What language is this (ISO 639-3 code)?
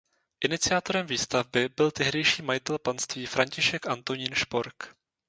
ces